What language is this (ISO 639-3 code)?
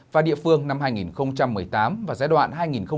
vie